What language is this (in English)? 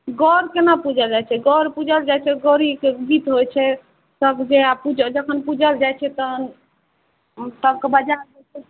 Maithili